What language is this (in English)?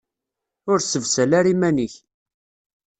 Kabyle